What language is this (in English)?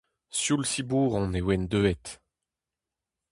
Breton